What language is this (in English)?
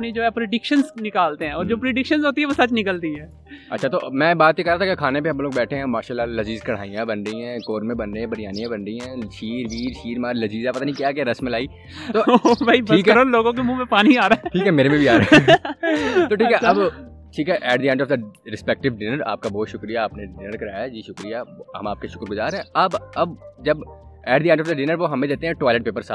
Urdu